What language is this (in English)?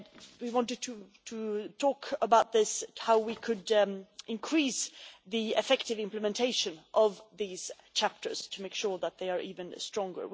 English